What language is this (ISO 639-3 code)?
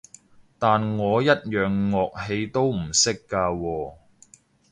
yue